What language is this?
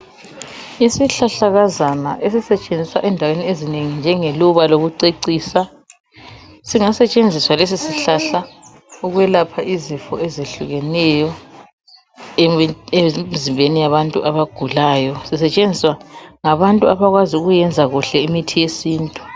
North Ndebele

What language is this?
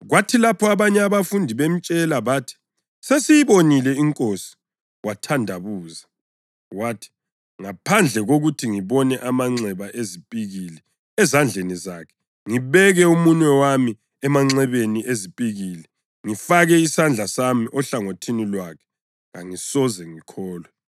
North Ndebele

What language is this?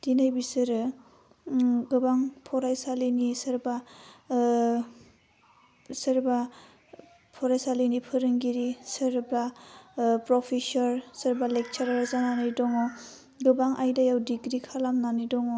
Bodo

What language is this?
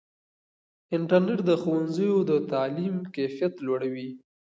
Pashto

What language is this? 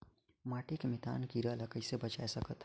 Chhattisgarhi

